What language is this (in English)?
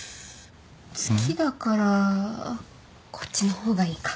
Japanese